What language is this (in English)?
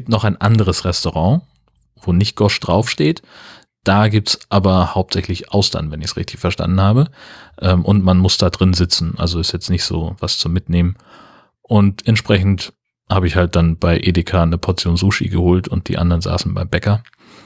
German